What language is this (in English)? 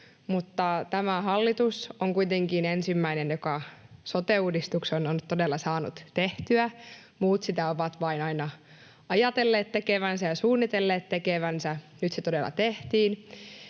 Finnish